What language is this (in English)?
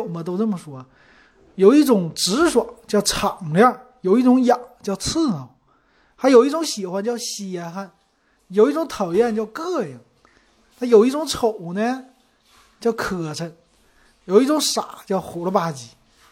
Chinese